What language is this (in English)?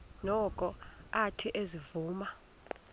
Xhosa